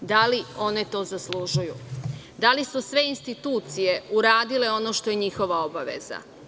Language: Serbian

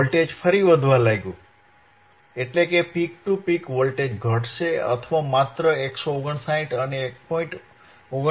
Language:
Gujarati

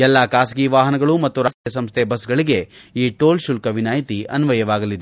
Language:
Kannada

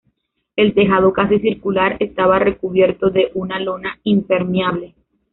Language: Spanish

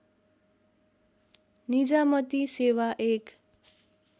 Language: Nepali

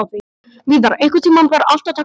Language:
Icelandic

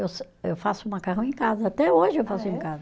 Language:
Portuguese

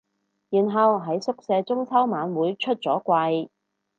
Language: Cantonese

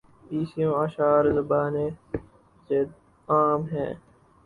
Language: Urdu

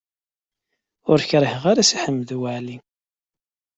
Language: Kabyle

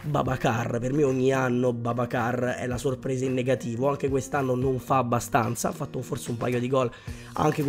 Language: Italian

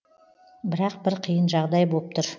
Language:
Kazakh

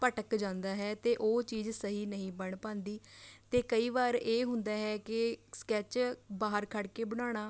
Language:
Punjabi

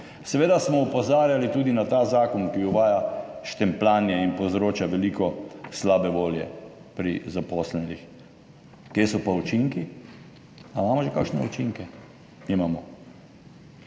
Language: Slovenian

